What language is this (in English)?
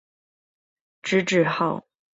Chinese